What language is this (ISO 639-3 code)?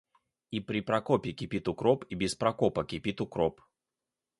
rus